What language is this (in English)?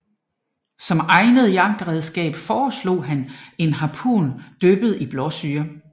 Danish